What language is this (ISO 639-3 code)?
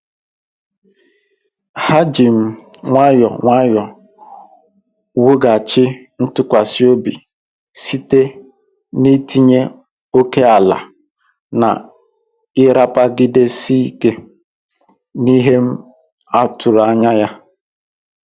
ibo